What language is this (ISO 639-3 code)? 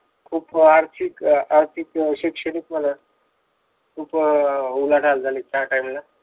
mar